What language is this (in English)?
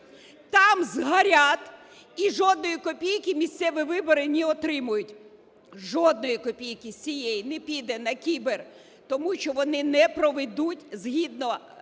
Ukrainian